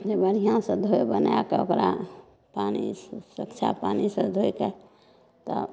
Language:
Maithili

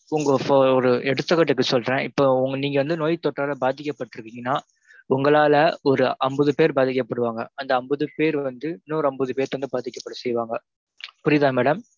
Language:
Tamil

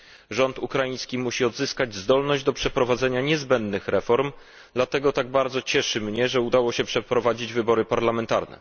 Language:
Polish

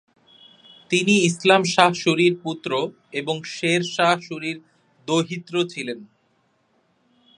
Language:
Bangla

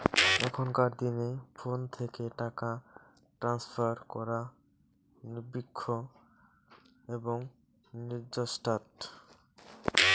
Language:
Bangla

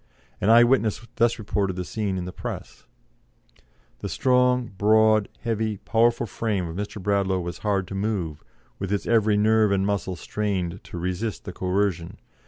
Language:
English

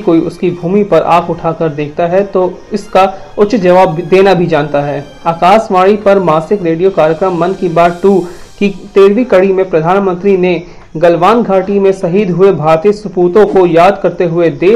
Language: Hindi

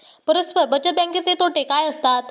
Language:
Marathi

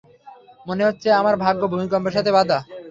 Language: Bangla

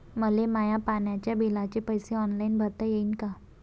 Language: Marathi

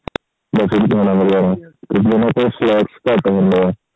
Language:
Punjabi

